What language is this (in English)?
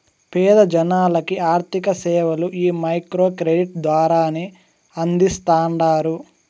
Telugu